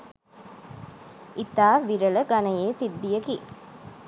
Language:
Sinhala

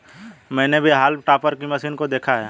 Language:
Hindi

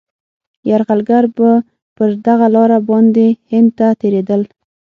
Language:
Pashto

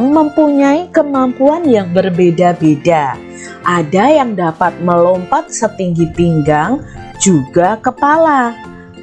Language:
Indonesian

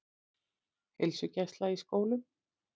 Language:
Icelandic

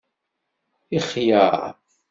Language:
Kabyle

